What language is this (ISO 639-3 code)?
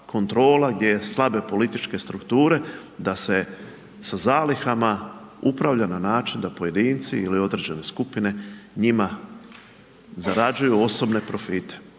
hrv